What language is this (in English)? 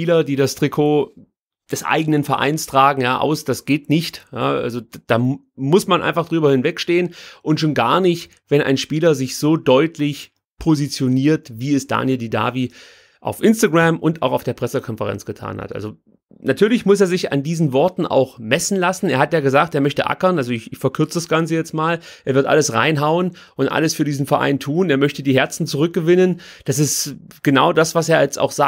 German